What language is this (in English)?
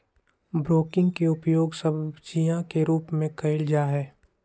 Magahi